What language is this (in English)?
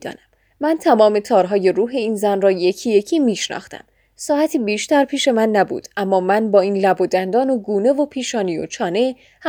Persian